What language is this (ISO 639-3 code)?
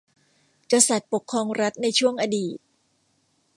tha